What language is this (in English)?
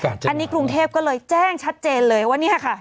Thai